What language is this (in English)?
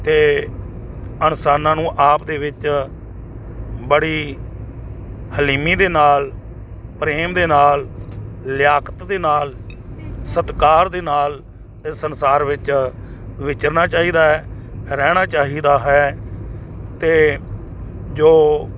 Punjabi